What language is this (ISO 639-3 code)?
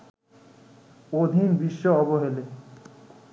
ben